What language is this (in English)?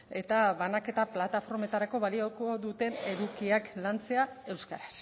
Basque